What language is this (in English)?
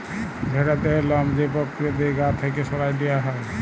Bangla